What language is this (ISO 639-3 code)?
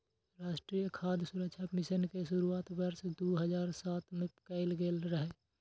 mai